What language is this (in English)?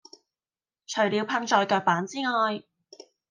Cantonese